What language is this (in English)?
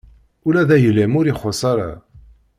Kabyle